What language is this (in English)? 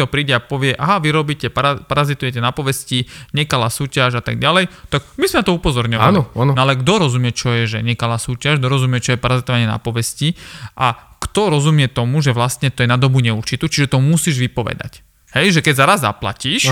Slovak